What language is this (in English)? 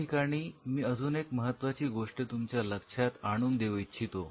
Marathi